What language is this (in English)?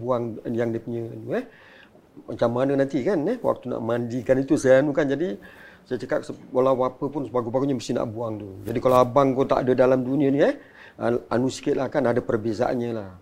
Malay